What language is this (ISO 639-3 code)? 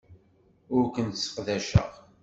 kab